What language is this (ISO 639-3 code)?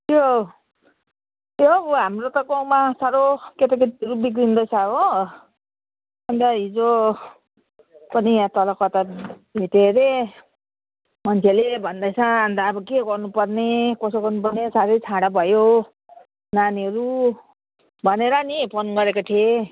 nep